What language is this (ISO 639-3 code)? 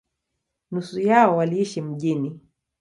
swa